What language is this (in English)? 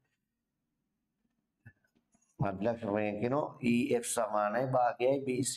Indonesian